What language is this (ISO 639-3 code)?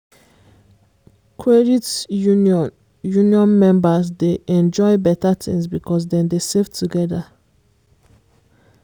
pcm